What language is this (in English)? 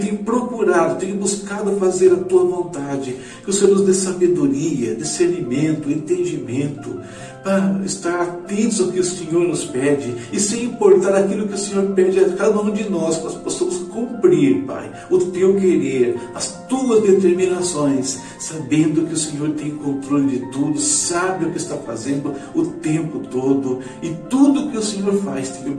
Portuguese